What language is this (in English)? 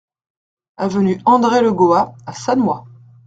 French